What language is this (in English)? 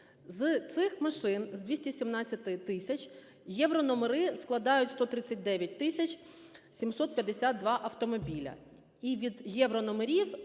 Ukrainian